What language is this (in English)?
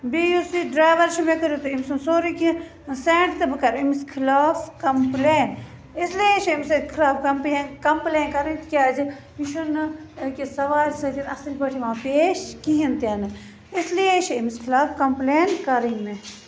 Kashmiri